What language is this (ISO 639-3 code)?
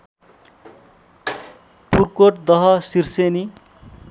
nep